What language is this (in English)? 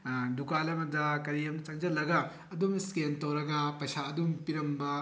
Manipuri